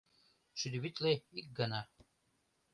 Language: Mari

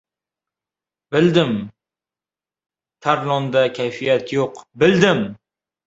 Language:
Uzbek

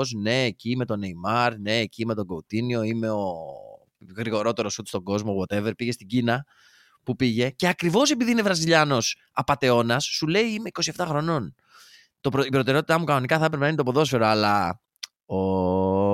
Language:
Greek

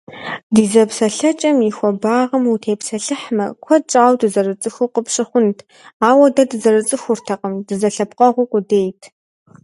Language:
Kabardian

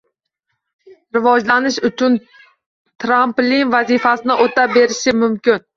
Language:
Uzbek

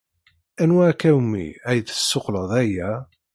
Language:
Kabyle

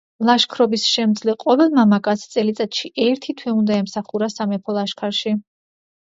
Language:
Georgian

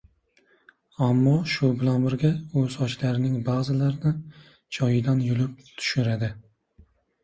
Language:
Uzbek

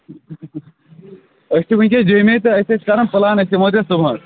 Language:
Kashmiri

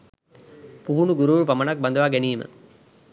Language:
Sinhala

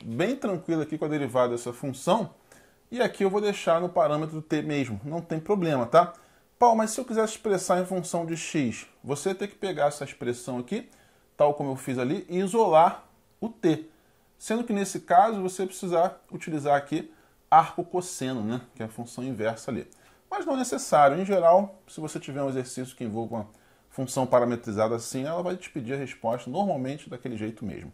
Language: Portuguese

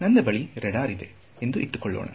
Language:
Kannada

